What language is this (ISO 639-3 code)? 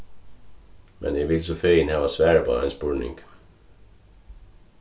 fao